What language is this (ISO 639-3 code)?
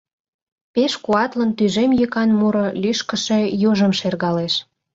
chm